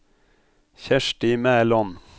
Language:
Norwegian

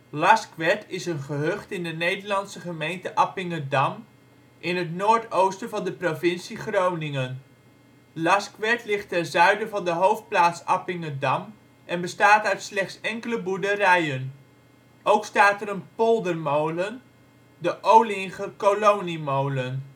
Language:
Dutch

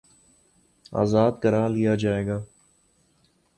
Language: Urdu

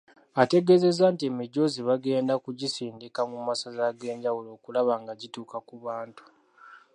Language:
Ganda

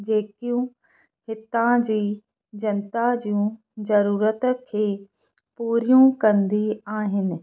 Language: Sindhi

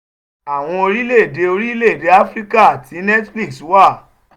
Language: Yoruba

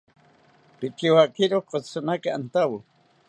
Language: South Ucayali Ashéninka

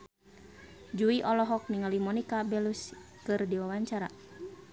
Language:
Sundanese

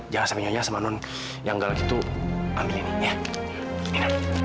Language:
Indonesian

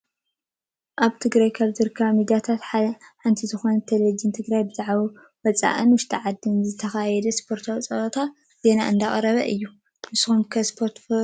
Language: Tigrinya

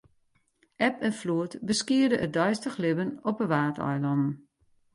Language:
Western Frisian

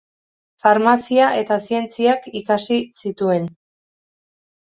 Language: Basque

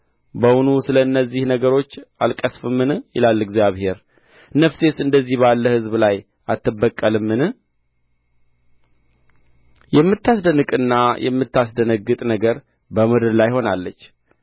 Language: Amharic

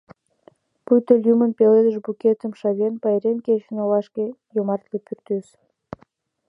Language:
Mari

